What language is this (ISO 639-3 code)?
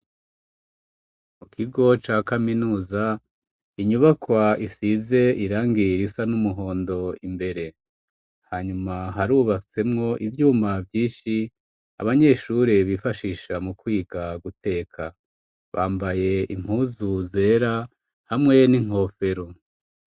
run